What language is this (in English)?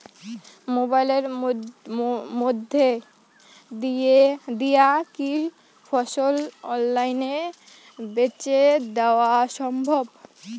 Bangla